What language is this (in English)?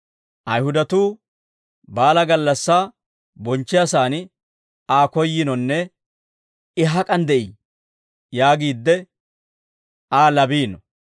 Dawro